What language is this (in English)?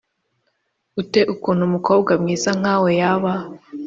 Kinyarwanda